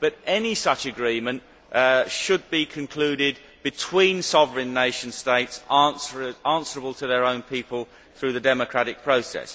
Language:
English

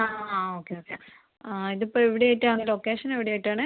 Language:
Malayalam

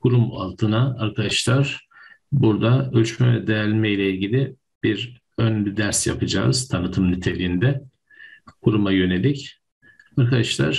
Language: Turkish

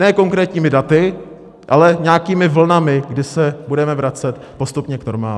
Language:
Czech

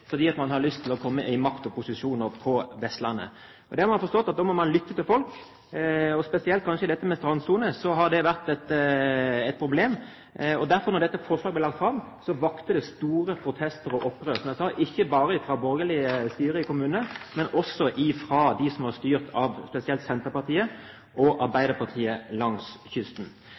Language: Norwegian Bokmål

